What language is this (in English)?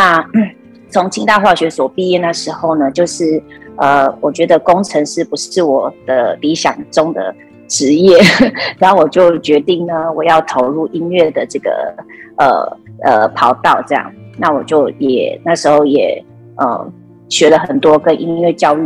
Chinese